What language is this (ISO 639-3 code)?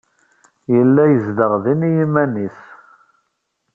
kab